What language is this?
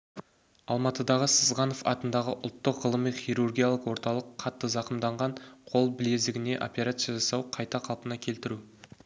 Kazakh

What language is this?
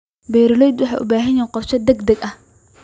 Somali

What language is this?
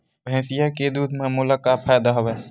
Chhattisgarhi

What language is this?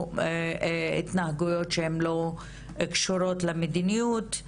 Hebrew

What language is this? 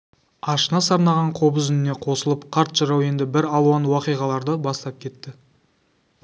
Kazakh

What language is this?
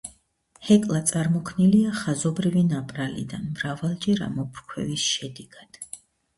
Georgian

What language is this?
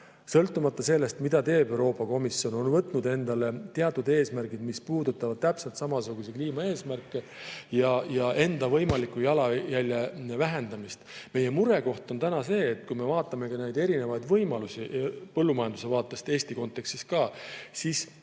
Estonian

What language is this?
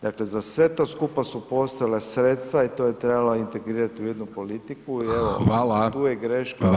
Croatian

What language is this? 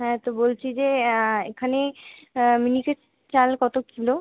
Bangla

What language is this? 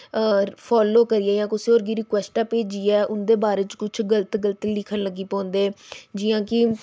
Dogri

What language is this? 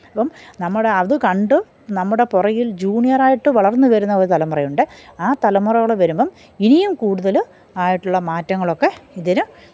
Malayalam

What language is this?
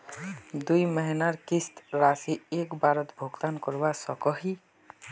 Magahi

